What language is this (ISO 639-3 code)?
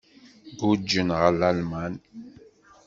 kab